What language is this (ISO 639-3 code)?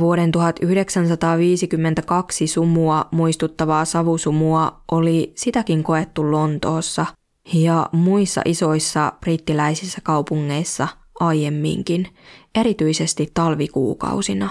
fin